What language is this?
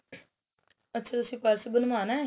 Punjabi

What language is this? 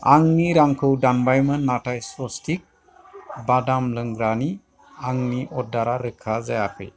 Bodo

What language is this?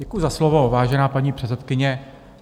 Czech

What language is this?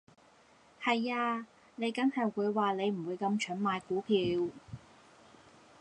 Cantonese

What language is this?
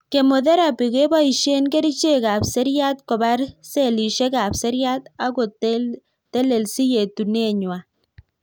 Kalenjin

